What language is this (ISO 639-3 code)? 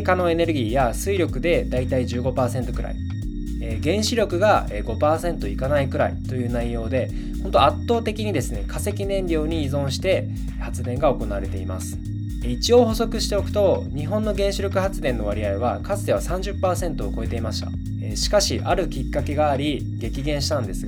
jpn